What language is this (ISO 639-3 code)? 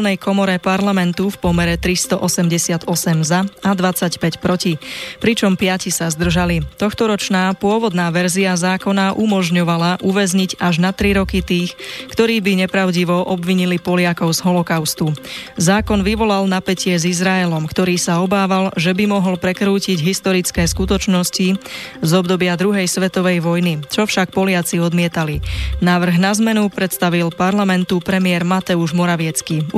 slk